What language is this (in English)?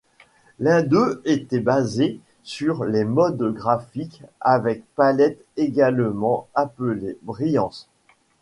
French